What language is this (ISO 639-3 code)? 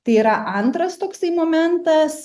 lit